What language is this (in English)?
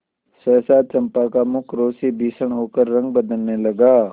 Hindi